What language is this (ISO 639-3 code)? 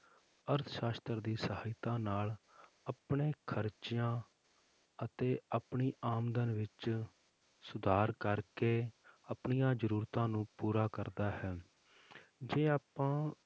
pan